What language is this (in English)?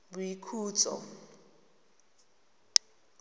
Tswana